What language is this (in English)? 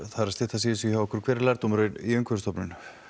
Icelandic